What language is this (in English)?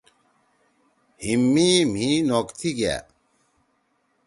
Torwali